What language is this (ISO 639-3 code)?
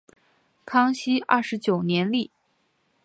zho